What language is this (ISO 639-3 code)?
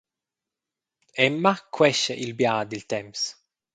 roh